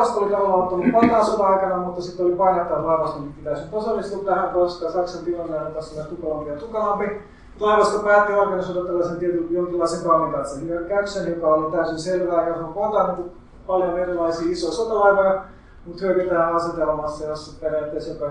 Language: Finnish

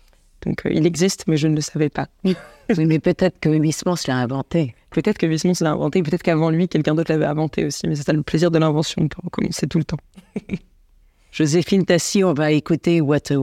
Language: French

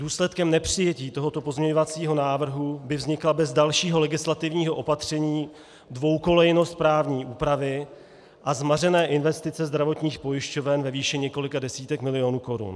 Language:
Czech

